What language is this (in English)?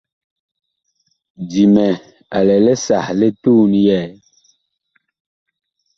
Bakoko